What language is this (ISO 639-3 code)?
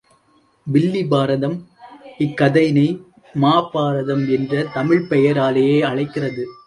tam